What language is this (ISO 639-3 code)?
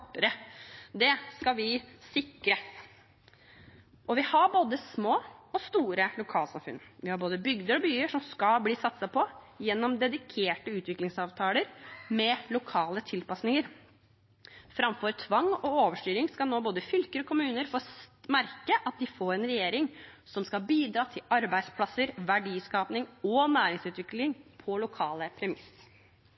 nob